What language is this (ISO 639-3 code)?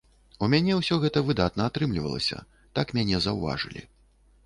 bel